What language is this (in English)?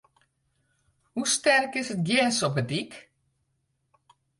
Western Frisian